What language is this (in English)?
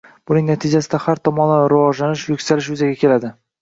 Uzbek